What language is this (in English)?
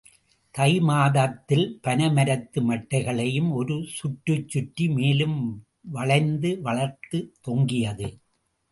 Tamil